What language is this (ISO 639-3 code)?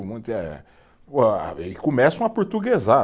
por